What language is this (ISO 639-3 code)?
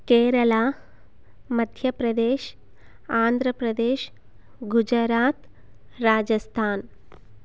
san